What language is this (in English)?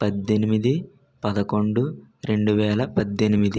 Telugu